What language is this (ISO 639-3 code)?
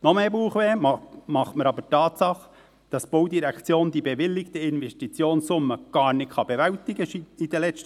gsw